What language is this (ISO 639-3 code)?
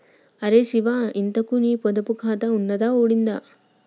tel